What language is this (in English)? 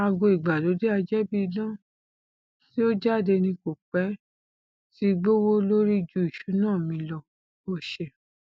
Yoruba